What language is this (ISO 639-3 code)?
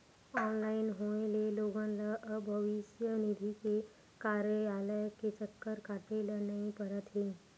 hne